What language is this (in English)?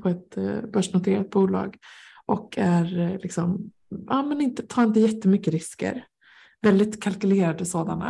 Swedish